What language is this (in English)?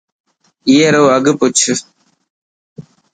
Dhatki